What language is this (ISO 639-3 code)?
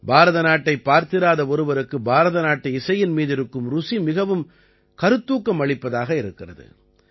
tam